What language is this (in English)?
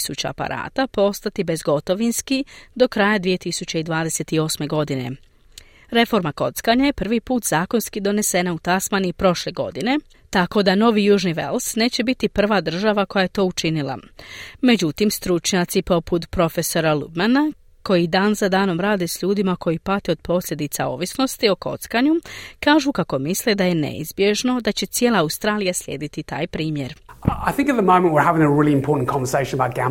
Croatian